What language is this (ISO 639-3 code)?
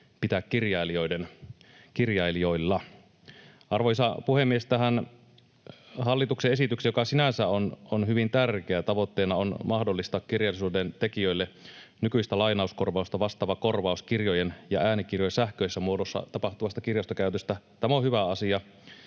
fin